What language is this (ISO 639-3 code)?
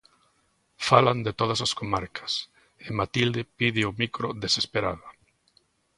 glg